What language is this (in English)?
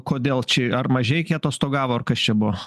Lithuanian